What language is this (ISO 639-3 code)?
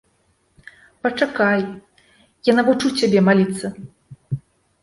bel